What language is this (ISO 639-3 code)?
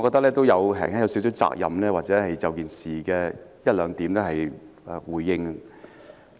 yue